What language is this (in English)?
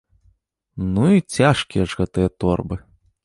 Belarusian